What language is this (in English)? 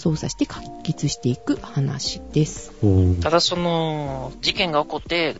Japanese